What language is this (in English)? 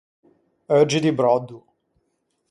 Ligurian